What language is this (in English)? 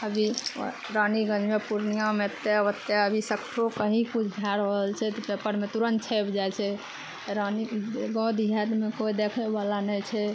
Maithili